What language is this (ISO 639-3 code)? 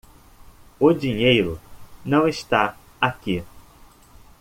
por